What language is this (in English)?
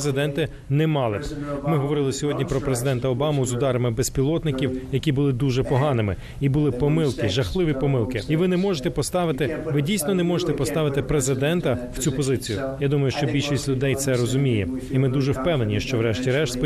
Ukrainian